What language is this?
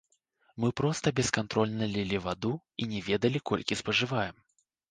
Belarusian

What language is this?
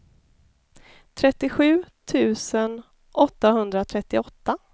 Swedish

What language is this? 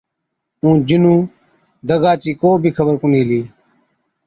Od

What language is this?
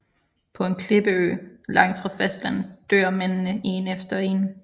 Danish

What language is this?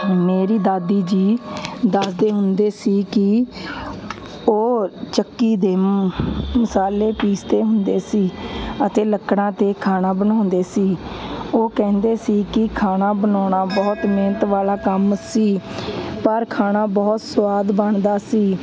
Punjabi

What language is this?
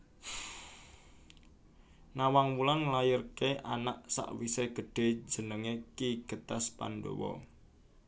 Javanese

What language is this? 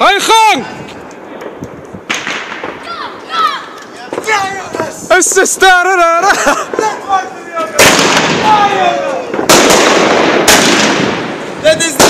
Dutch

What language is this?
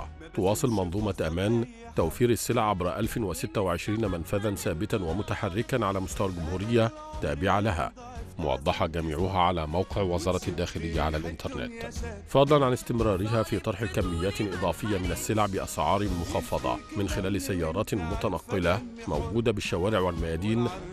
Arabic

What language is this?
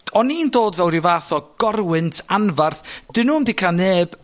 Welsh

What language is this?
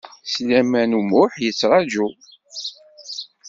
Kabyle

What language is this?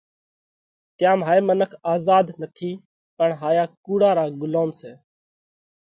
Parkari Koli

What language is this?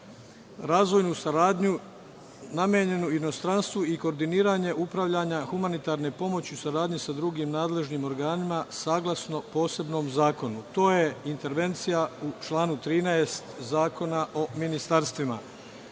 Serbian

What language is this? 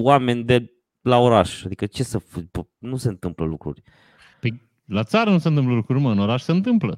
Romanian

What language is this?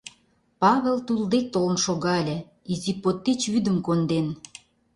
Mari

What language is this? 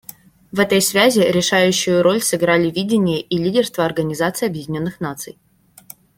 Russian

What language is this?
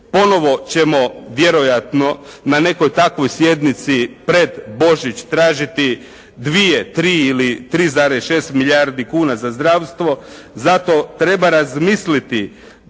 Croatian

